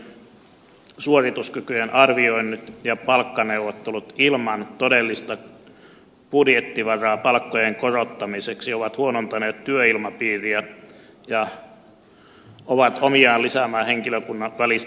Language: Finnish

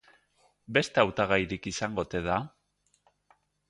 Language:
Basque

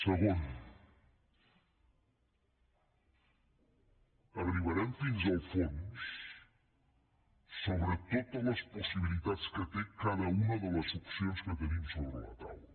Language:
Catalan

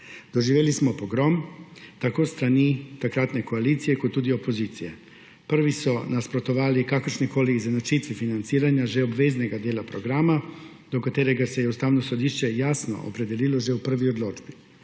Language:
Slovenian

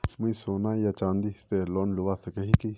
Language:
Magahi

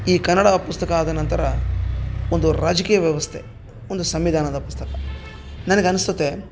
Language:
Kannada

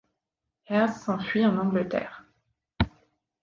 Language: French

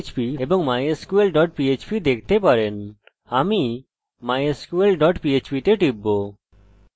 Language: Bangla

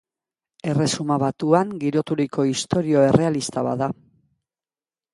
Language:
Basque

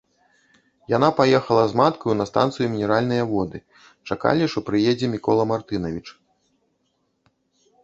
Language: Belarusian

